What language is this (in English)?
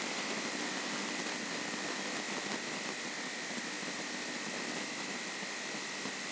Bhojpuri